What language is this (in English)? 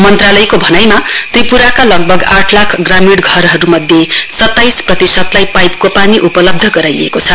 Nepali